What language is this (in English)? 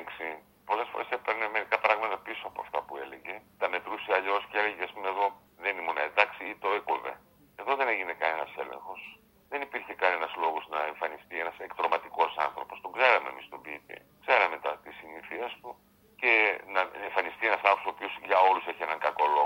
Greek